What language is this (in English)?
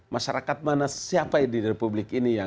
Indonesian